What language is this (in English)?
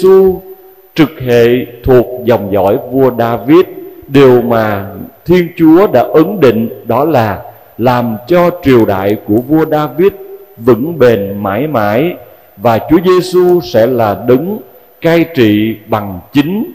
Vietnamese